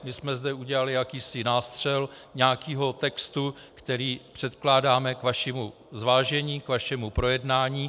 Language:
Czech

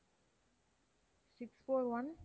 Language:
Tamil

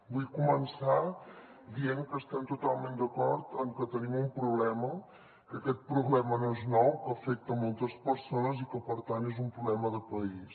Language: Catalan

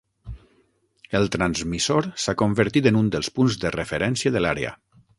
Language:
Catalan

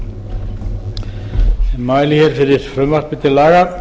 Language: Icelandic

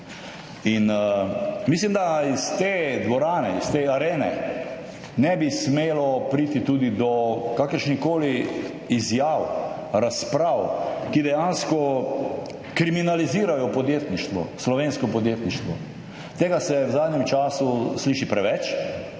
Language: Slovenian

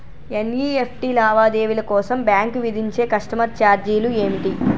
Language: Telugu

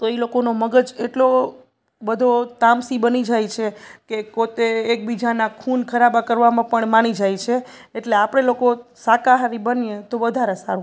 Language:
Gujarati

